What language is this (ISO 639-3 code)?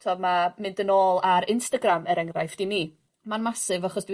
cym